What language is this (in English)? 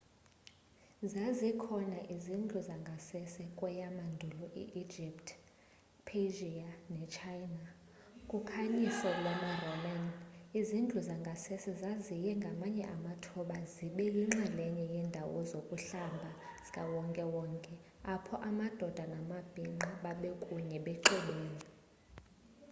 Xhosa